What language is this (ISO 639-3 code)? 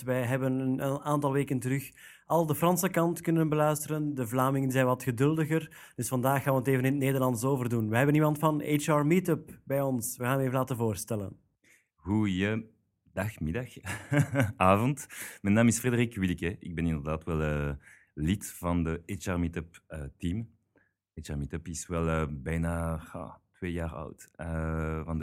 nld